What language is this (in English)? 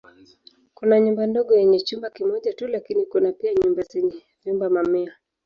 Swahili